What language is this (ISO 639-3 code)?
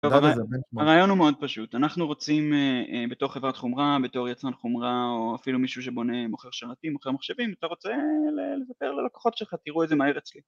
heb